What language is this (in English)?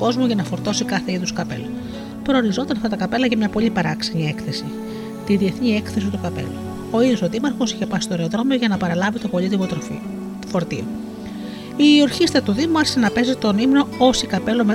Greek